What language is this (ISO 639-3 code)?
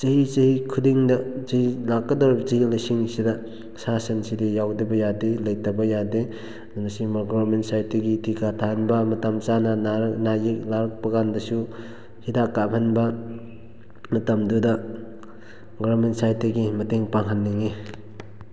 mni